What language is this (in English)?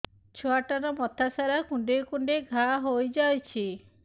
Odia